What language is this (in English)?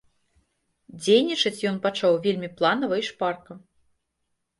Belarusian